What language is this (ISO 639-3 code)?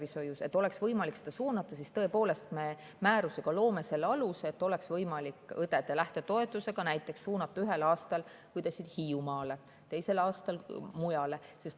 est